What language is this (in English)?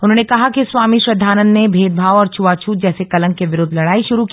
Hindi